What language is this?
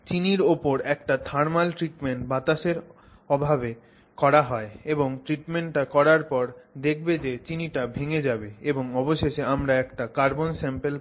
Bangla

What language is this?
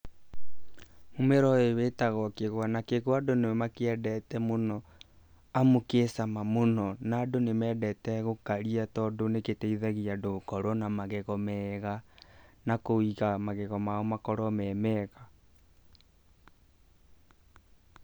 Kikuyu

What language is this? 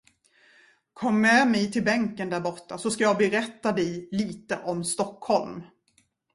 Swedish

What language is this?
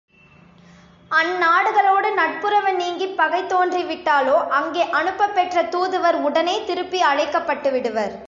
Tamil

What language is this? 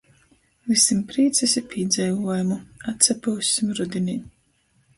Latgalian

